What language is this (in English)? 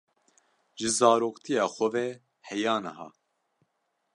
Kurdish